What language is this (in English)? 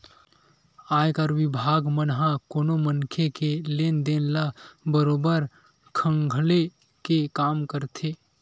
Chhattisgarhi